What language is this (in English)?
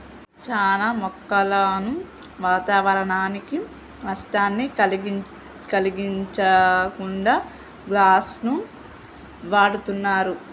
Telugu